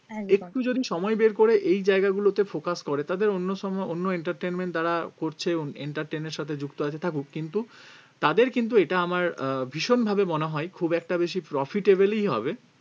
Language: Bangla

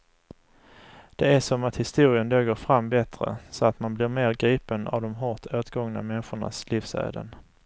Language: Swedish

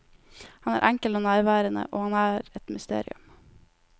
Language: Norwegian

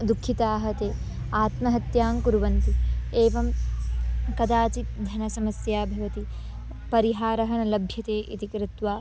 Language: Sanskrit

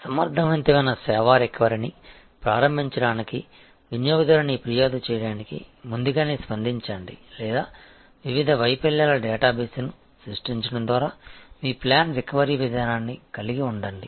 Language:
Telugu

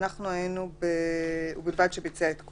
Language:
Hebrew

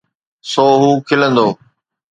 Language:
Sindhi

